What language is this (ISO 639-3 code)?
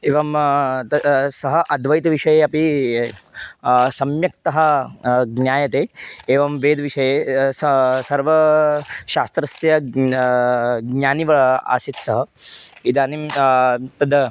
san